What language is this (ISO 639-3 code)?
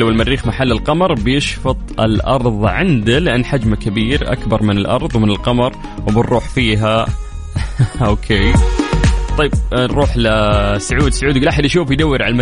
ara